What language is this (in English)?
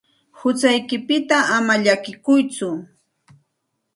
Santa Ana de Tusi Pasco Quechua